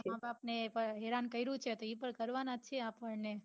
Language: Gujarati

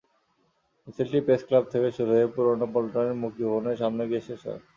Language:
Bangla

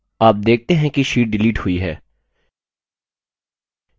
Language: Hindi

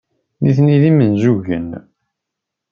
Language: Kabyle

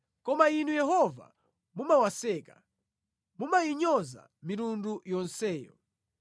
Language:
Nyanja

